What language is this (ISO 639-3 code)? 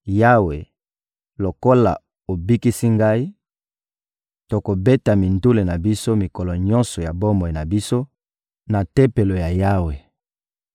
lin